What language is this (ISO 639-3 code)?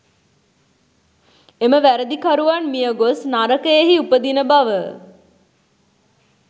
sin